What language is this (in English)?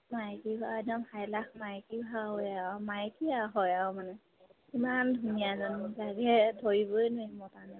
Assamese